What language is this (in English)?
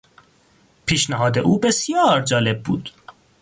Persian